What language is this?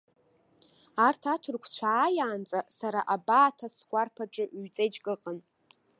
Abkhazian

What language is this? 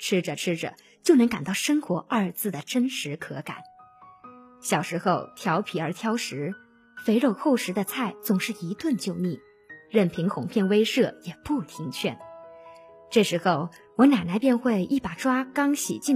Chinese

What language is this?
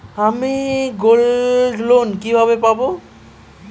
Bangla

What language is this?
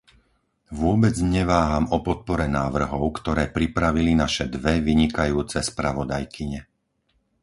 Slovak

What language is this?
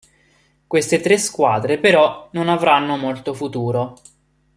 Italian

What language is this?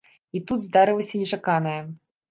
Belarusian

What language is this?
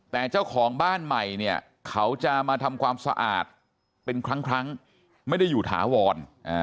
Thai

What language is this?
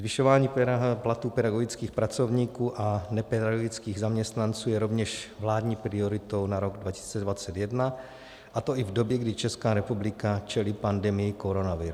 Czech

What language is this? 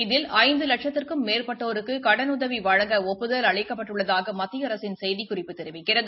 Tamil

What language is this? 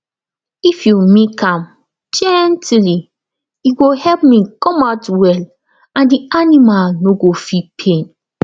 Nigerian Pidgin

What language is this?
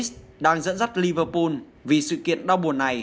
Vietnamese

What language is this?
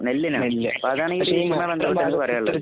Malayalam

